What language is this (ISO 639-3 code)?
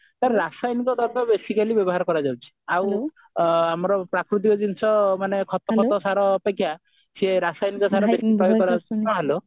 ori